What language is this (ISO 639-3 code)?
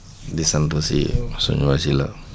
wol